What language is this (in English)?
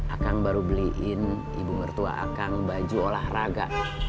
Indonesian